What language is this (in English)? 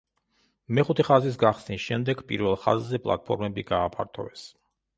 Georgian